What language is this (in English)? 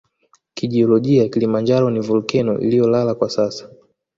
Swahili